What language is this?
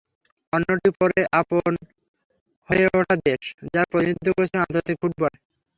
Bangla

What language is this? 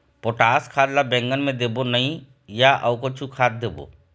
Chhattisgarhi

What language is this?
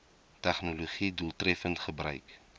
Afrikaans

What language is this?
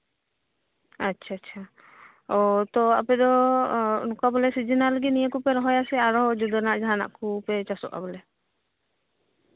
Santali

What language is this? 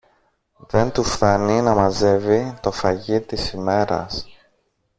Greek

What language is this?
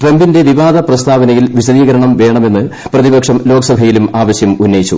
Malayalam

